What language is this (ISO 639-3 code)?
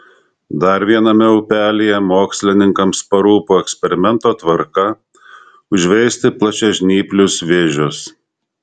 lit